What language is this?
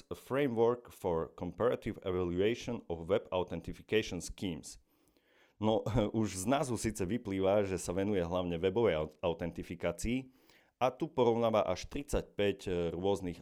Slovak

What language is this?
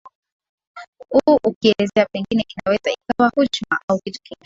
Swahili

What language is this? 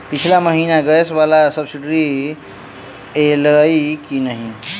Maithili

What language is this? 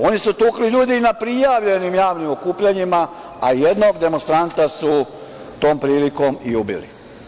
Serbian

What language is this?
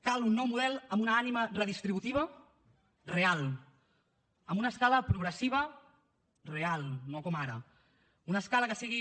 Catalan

